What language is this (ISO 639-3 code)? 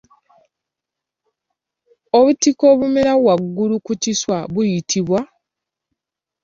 lug